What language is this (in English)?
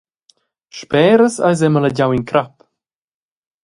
Romansh